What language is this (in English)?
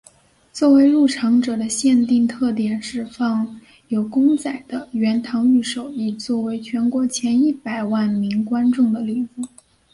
Chinese